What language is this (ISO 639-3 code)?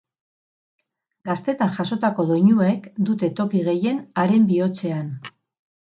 eus